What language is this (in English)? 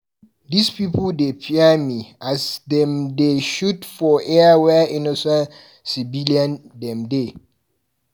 Nigerian Pidgin